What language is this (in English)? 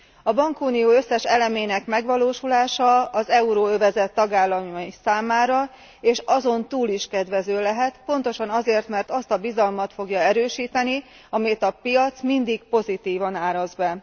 Hungarian